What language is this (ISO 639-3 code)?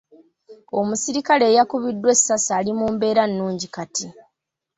lug